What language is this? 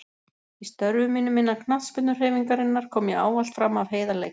Icelandic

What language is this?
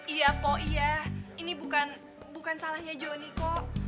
Indonesian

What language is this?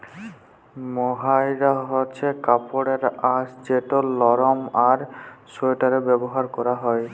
Bangla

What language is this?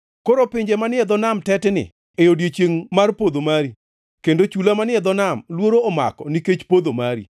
Luo (Kenya and Tanzania)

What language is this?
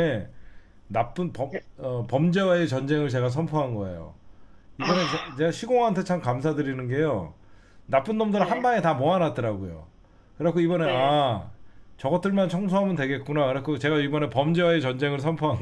Korean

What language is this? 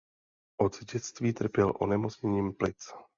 Czech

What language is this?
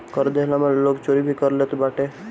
Bhojpuri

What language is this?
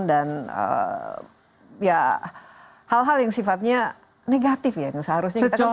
Indonesian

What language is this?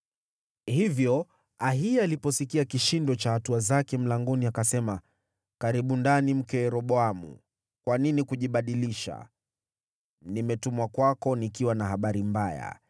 Swahili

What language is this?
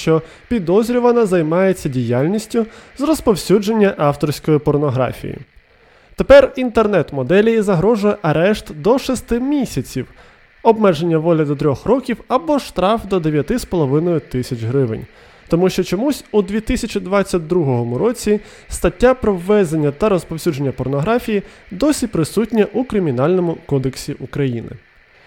Ukrainian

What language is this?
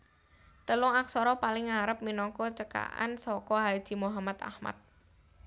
Javanese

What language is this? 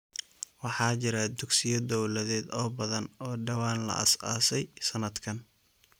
Somali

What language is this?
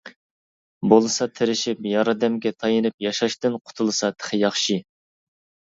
Uyghur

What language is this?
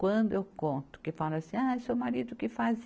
Portuguese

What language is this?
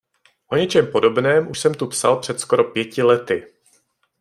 Czech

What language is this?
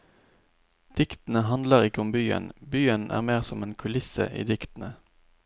Norwegian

